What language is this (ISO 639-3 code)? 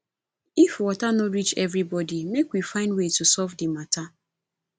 pcm